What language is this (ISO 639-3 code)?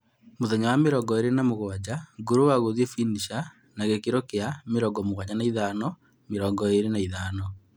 kik